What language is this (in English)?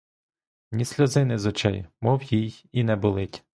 Ukrainian